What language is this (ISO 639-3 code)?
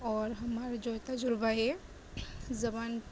urd